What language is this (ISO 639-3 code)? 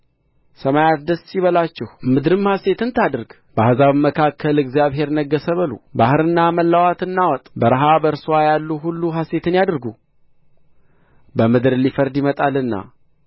amh